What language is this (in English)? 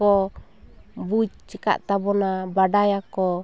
Santali